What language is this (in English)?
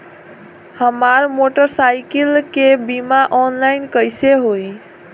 Bhojpuri